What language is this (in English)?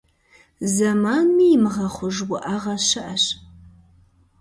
Kabardian